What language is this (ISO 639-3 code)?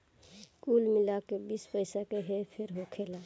bho